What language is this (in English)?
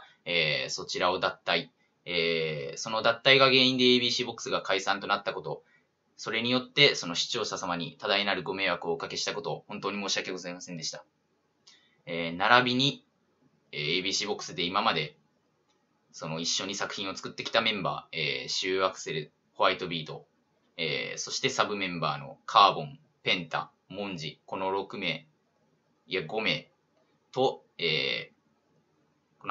Japanese